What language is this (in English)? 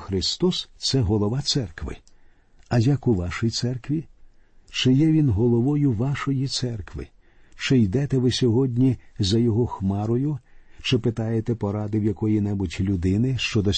Ukrainian